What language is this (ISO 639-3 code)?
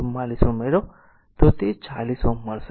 guj